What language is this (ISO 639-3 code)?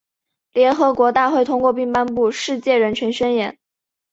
zho